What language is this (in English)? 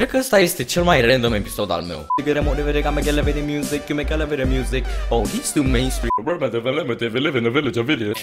Romanian